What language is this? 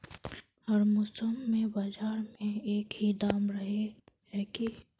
Magahi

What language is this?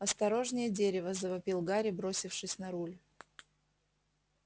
Russian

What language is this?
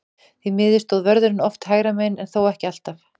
Icelandic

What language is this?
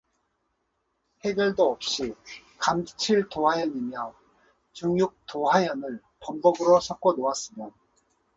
Korean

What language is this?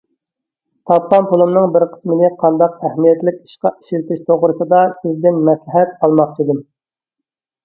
Uyghur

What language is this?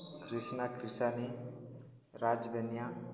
Odia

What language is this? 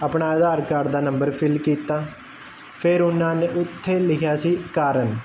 Punjabi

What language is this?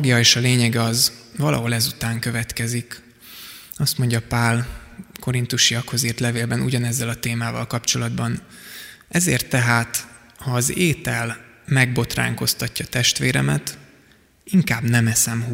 Hungarian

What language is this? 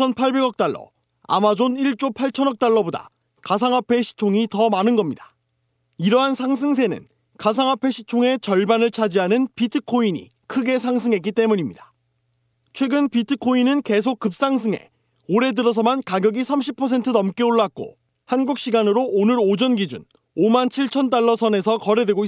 Korean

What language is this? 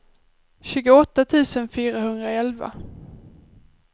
Swedish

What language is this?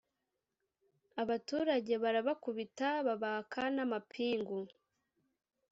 Kinyarwanda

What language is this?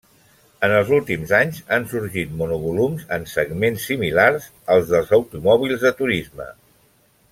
Catalan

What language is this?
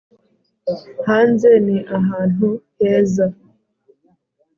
Kinyarwanda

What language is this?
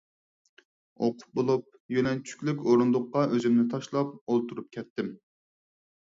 Uyghur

